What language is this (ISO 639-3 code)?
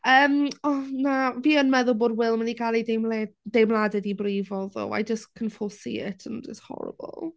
cym